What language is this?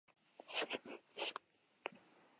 Basque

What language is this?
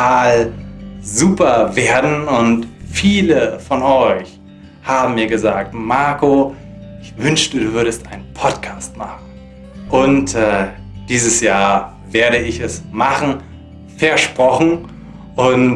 German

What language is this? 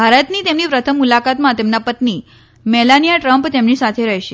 Gujarati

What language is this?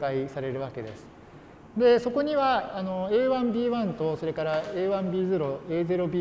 Japanese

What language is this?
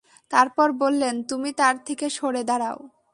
Bangla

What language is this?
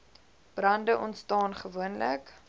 Afrikaans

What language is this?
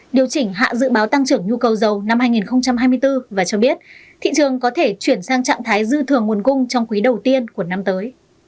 Vietnamese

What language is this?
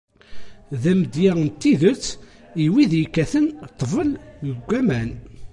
Kabyle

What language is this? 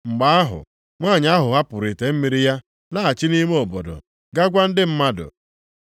Igbo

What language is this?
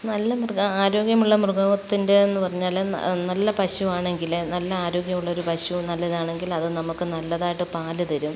Malayalam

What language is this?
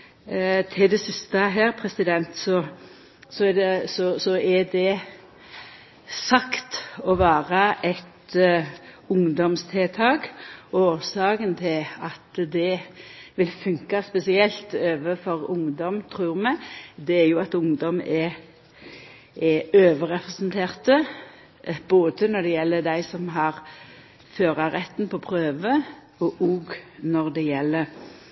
Norwegian Nynorsk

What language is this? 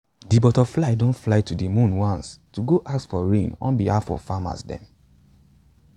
Nigerian Pidgin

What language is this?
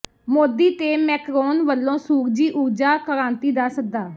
Punjabi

